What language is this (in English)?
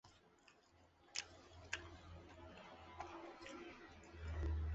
Chinese